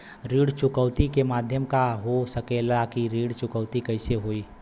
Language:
Bhojpuri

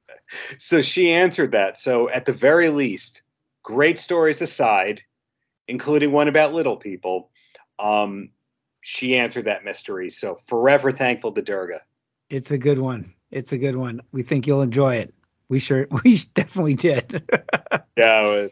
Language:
English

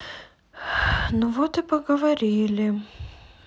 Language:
Russian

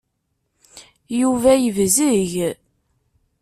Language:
Kabyle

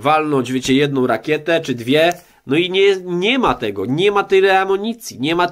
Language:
Polish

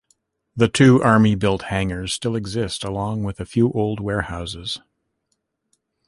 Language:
English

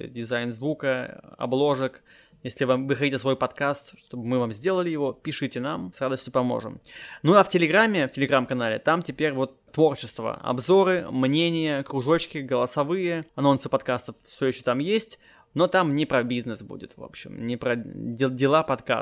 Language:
Russian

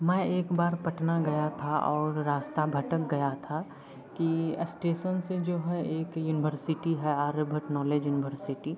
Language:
Hindi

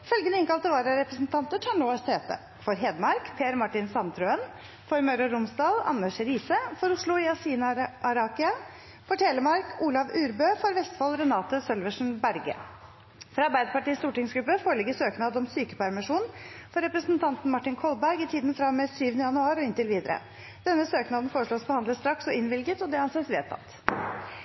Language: Norwegian Bokmål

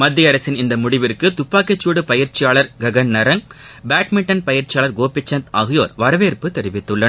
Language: Tamil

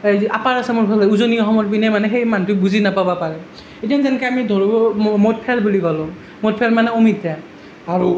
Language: Assamese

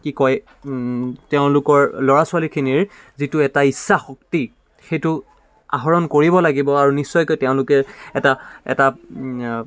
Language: Assamese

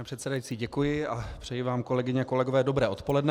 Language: Czech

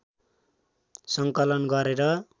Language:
Nepali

